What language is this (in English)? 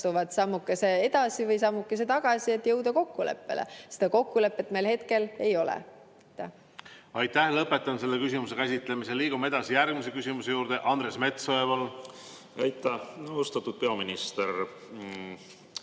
Estonian